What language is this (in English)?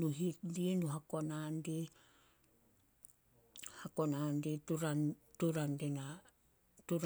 Solos